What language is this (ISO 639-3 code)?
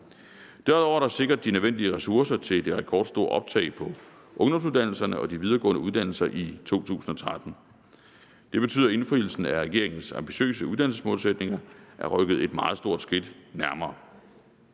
dan